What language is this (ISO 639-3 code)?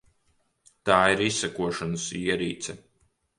lav